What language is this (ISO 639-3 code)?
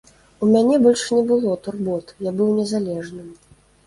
bel